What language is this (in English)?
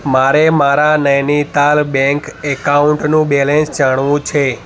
Gujarati